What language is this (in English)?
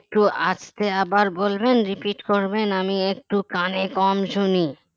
Bangla